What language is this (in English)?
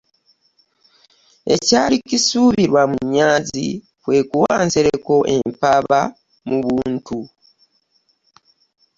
Ganda